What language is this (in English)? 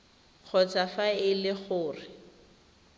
Tswana